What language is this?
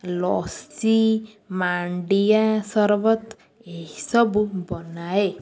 Odia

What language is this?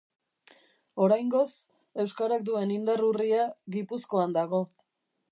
Basque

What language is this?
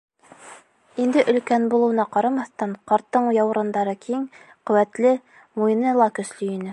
Bashkir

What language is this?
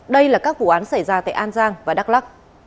Vietnamese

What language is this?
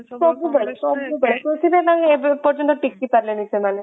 Odia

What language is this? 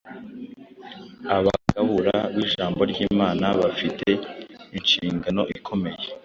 Kinyarwanda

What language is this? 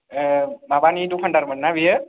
Bodo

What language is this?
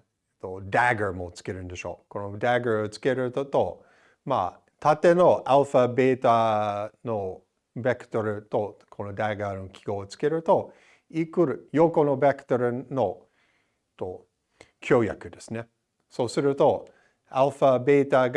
Japanese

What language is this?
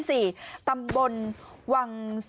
Thai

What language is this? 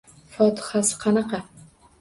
Uzbek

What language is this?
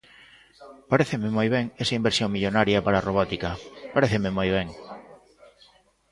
Galician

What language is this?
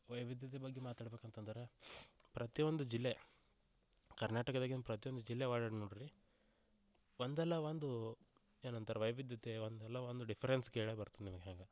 Kannada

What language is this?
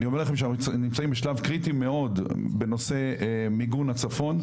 Hebrew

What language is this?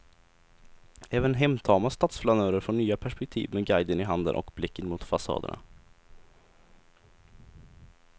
Swedish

